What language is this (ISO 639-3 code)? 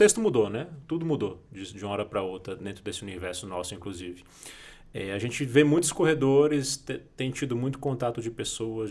por